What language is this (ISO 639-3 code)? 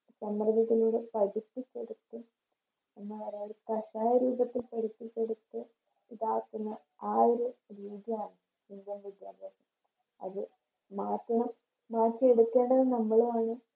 mal